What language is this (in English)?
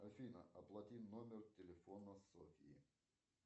Russian